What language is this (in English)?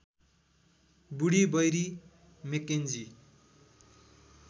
Nepali